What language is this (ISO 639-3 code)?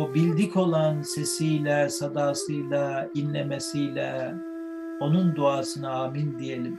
tur